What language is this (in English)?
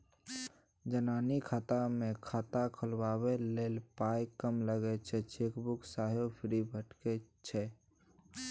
Maithili